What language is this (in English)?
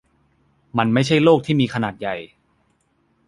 Thai